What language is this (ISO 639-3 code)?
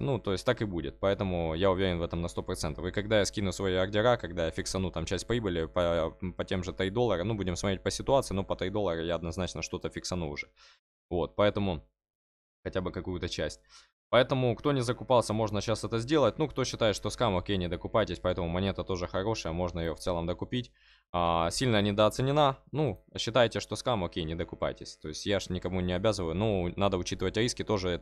rus